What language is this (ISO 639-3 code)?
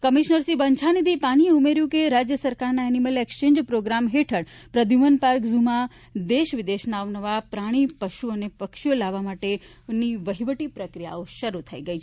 guj